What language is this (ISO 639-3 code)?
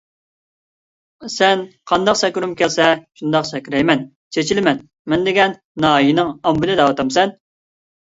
uig